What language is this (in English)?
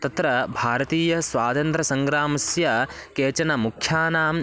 Sanskrit